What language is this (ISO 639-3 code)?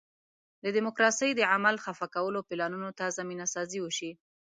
pus